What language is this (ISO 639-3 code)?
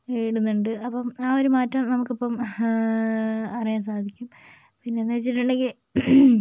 mal